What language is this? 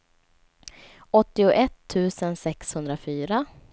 Swedish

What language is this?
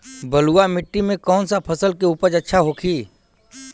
Bhojpuri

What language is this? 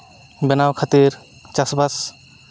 Santali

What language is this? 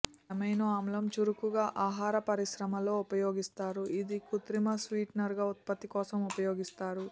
Telugu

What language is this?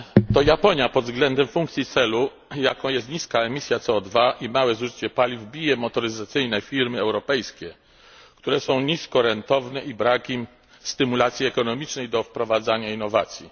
Polish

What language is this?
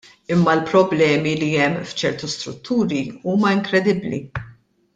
Maltese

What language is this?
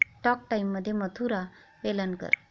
Marathi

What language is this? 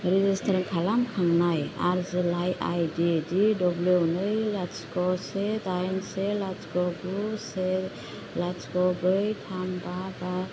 Bodo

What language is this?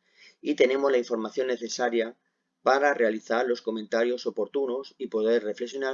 Spanish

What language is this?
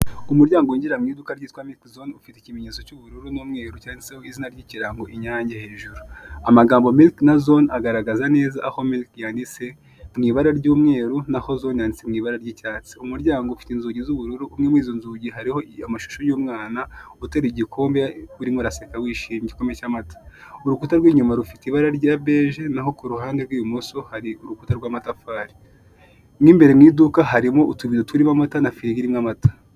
Kinyarwanda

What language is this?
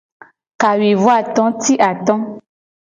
Gen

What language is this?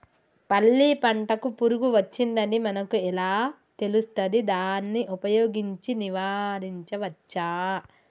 Telugu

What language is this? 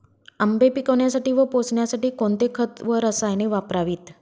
Marathi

